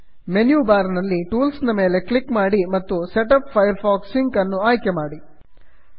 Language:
Kannada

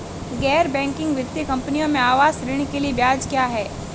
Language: Hindi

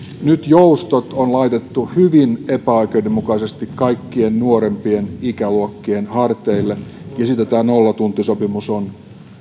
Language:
Finnish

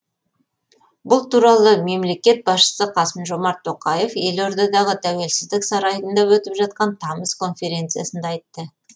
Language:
Kazakh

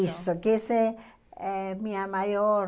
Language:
Portuguese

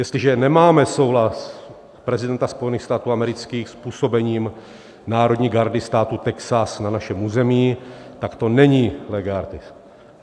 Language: Czech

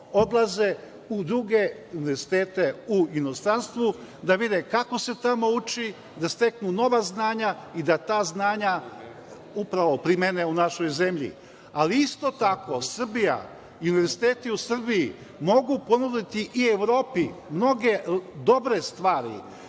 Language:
Serbian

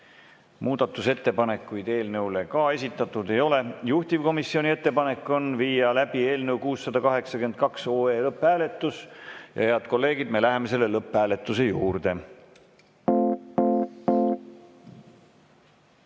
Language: Estonian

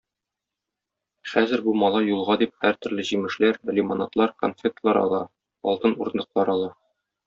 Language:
Tatar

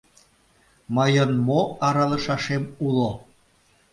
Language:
Mari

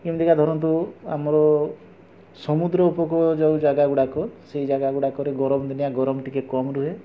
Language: Odia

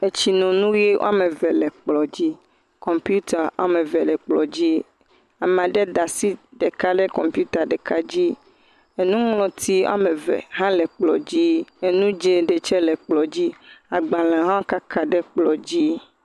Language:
Ewe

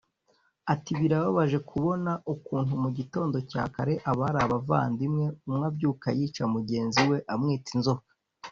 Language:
Kinyarwanda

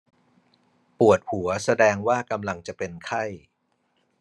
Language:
Thai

